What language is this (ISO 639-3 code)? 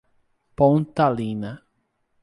por